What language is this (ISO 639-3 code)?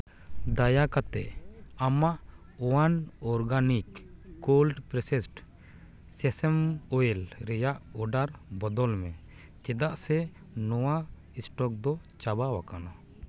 sat